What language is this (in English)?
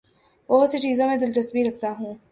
Urdu